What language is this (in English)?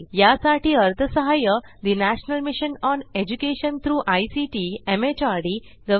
Marathi